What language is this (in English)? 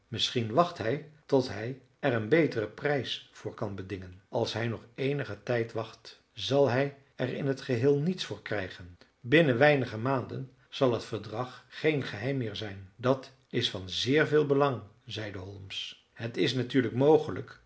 Dutch